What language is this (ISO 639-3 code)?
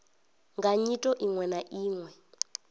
ven